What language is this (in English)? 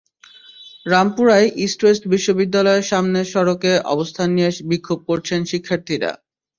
Bangla